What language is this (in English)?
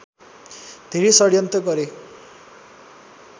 Nepali